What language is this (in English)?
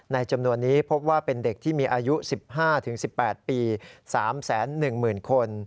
Thai